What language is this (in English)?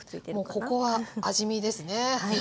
Japanese